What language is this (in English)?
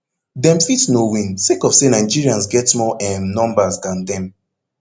Nigerian Pidgin